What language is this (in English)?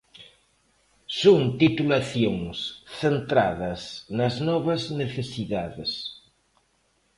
Galician